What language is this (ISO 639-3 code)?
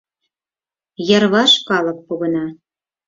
chm